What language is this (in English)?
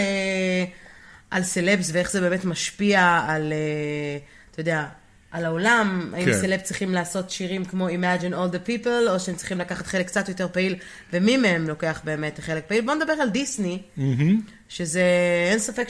Hebrew